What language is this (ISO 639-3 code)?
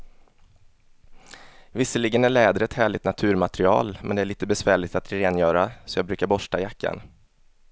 swe